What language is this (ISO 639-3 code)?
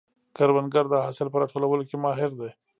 pus